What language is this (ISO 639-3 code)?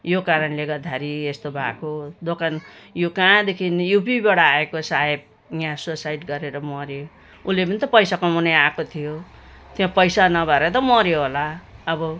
nep